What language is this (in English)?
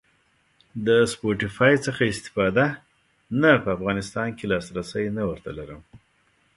Pashto